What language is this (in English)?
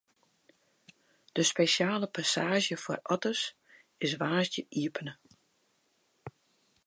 Western Frisian